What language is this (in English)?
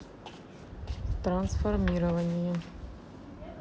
Russian